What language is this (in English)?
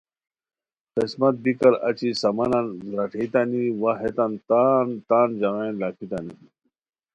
Khowar